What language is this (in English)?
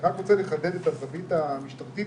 Hebrew